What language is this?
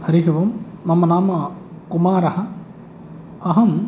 Sanskrit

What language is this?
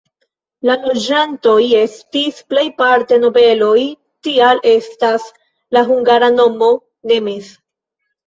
Esperanto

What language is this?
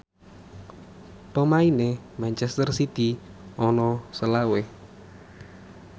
Javanese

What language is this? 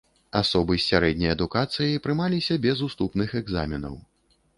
Belarusian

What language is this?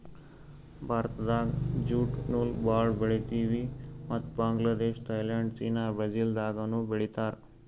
Kannada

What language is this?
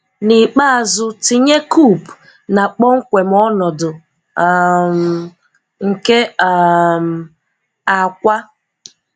Igbo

